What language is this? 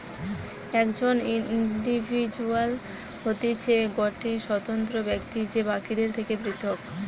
Bangla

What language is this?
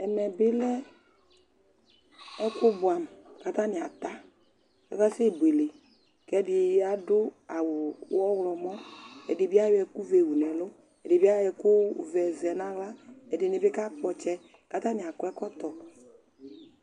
Ikposo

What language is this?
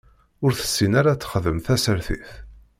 Kabyle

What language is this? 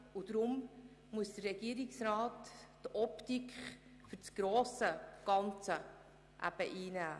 Swiss German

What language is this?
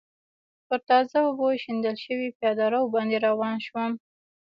Pashto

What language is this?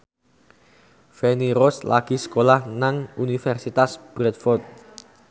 Javanese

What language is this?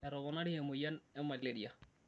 Masai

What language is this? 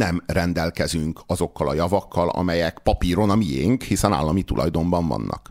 Hungarian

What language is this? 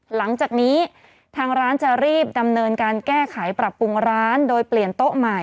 Thai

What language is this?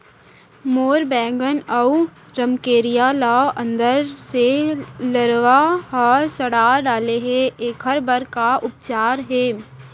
Chhattisgarhi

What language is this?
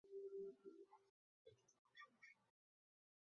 Chinese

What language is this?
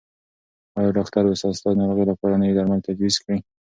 Pashto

